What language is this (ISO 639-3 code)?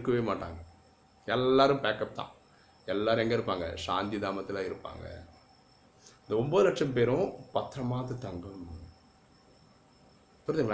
tam